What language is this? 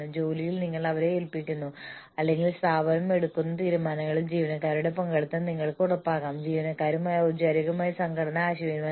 Malayalam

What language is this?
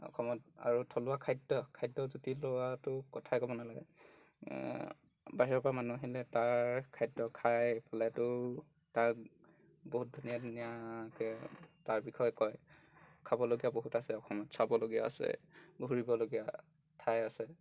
Assamese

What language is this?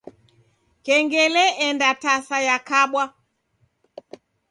Taita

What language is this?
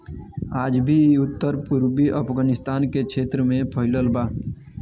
Bhojpuri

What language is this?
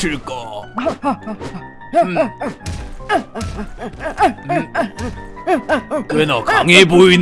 Korean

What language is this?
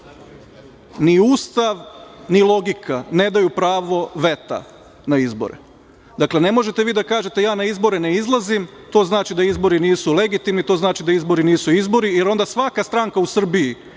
Serbian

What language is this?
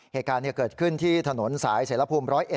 Thai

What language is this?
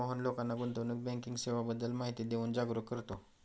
Marathi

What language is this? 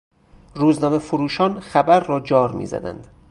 Persian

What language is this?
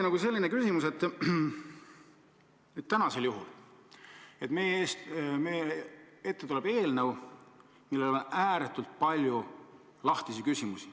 Estonian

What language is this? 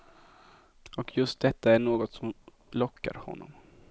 Swedish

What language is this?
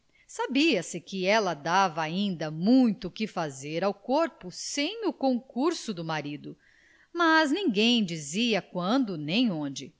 Portuguese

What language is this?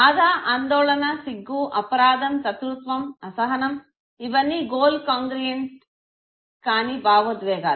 Telugu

